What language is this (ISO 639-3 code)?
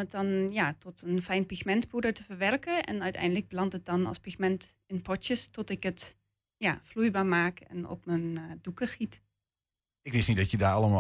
nld